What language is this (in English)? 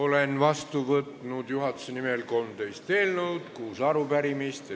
Estonian